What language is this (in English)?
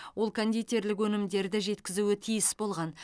Kazakh